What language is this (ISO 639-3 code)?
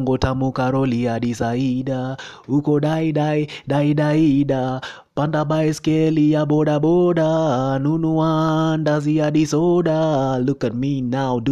swa